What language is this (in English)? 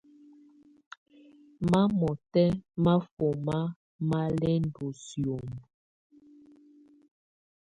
Tunen